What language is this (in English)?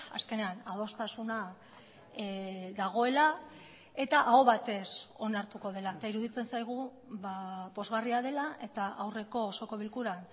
Basque